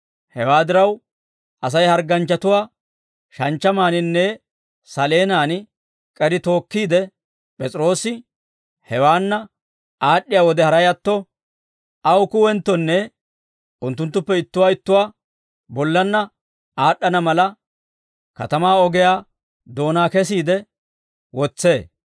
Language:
Dawro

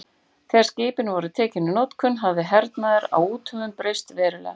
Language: Icelandic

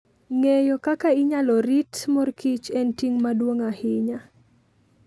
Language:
Luo (Kenya and Tanzania)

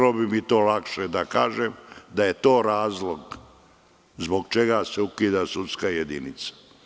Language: Serbian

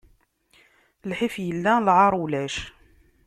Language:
Kabyle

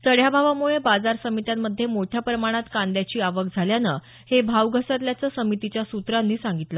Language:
Marathi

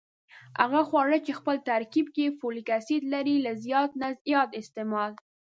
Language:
Pashto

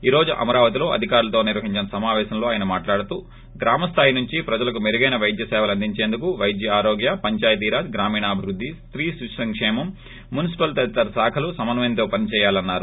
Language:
Telugu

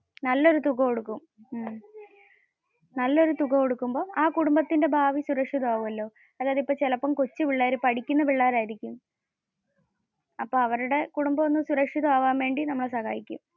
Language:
Malayalam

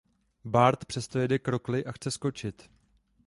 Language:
Czech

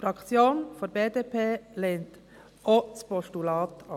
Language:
Swiss German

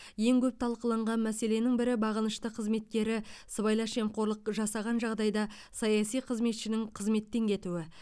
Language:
Kazakh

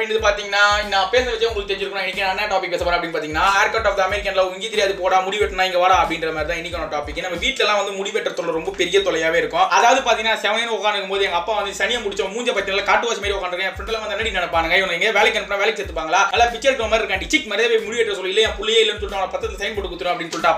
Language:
Tamil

